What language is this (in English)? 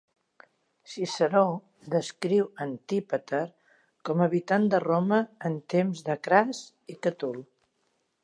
Catalan